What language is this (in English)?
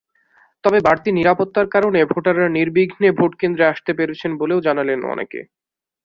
Bangla